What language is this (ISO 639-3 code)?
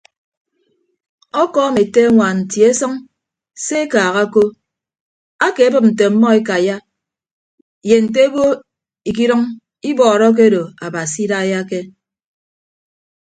ibb